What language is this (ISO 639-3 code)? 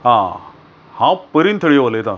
kok